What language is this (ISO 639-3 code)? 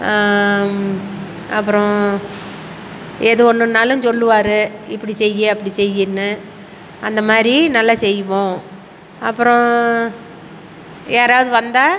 tam